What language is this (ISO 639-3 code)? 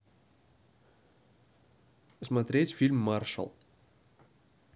rus